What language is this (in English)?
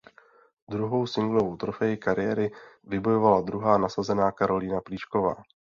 Czech